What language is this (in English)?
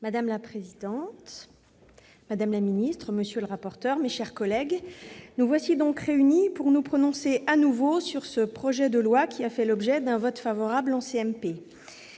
French